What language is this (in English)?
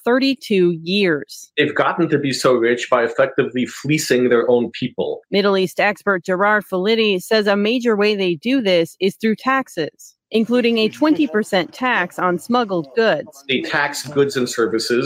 Hebrew